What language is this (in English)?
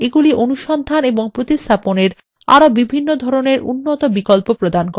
Bangla